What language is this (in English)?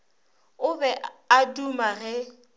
Northern Sotho